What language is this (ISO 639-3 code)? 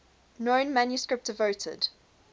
eng